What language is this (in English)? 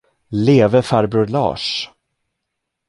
Swedish